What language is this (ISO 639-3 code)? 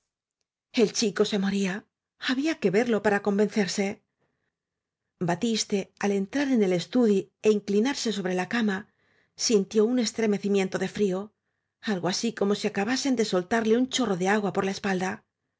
spa